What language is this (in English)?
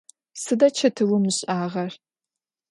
Adyghe